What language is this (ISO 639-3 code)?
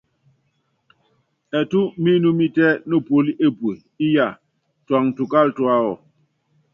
yav